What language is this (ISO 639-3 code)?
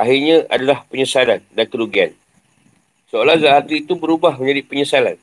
msa